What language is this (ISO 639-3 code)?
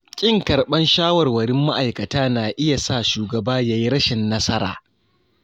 hau